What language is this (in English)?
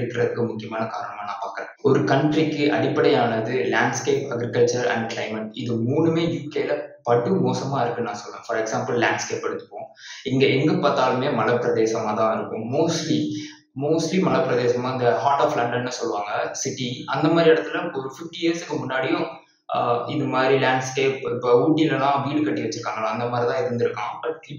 Tamil